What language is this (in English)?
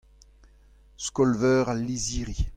Breton